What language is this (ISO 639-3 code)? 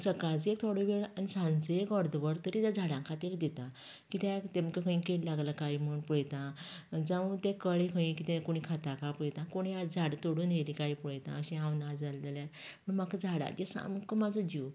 kok